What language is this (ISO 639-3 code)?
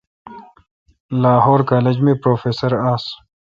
xka